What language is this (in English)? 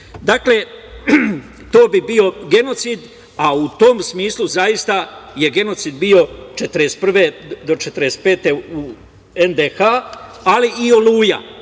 Serbian